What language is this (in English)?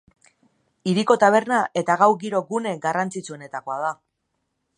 Basque